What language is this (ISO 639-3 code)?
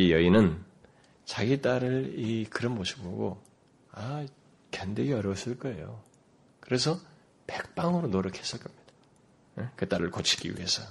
kor